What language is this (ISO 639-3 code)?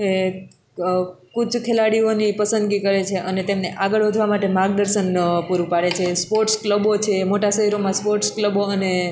guj